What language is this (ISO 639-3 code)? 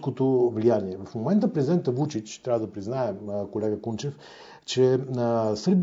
bul